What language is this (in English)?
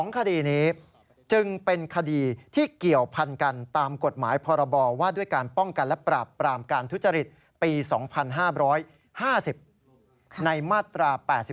Thai